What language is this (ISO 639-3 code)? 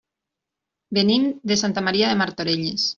cat